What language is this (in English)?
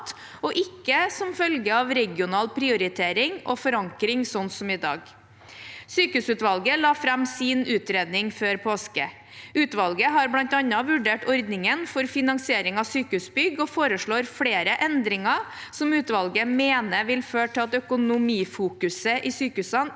Norwegian